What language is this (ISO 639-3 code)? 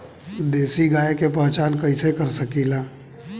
bho